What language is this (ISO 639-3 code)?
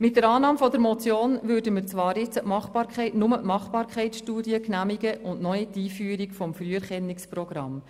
gsw